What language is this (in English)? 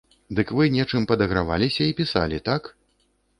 Belarusian